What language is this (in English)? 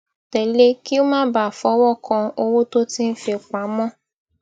Yoruba